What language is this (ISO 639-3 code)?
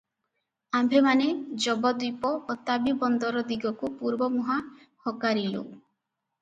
ori